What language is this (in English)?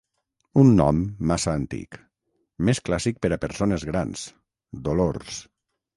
Catalan